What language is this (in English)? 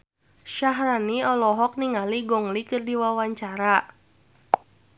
Sundanese